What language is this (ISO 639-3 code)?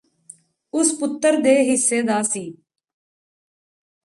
pan